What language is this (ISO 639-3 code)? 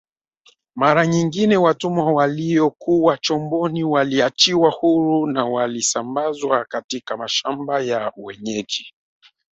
swa